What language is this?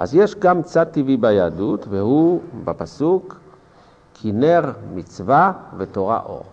Hebrew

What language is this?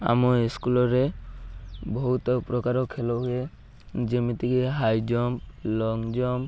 Odia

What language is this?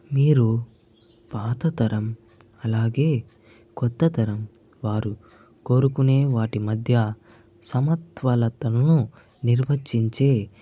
Telugu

